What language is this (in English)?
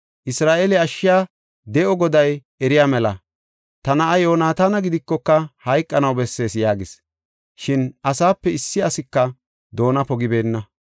Gofa